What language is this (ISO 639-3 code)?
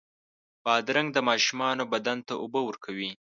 pus